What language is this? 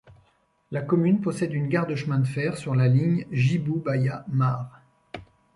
French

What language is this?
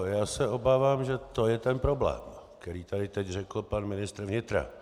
Czech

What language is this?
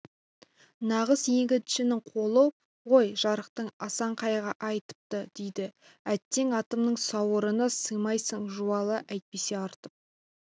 Kazakh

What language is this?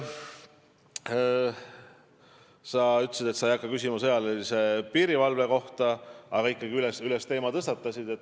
Estonian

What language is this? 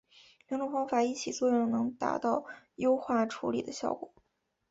Chinese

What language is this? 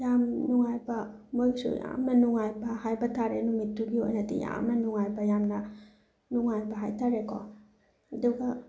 Manipuri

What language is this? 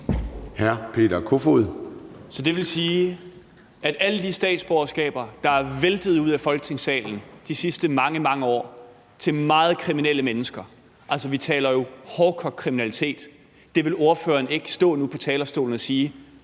Danish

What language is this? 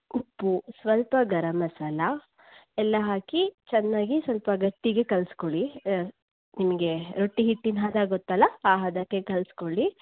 Kannada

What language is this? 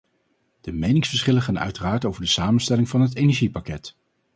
Dutch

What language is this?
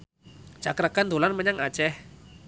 Javanese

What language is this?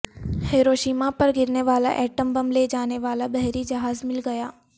Urdu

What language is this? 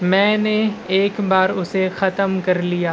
Urdu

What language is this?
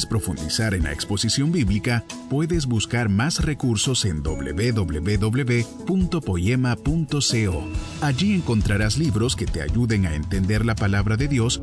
Spanish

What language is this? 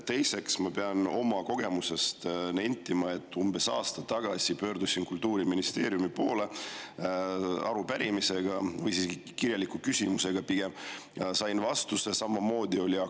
Estonian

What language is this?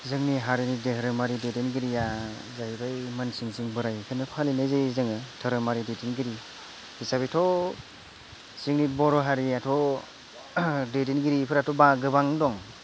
Bodo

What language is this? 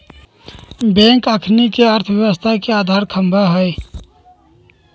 Magahi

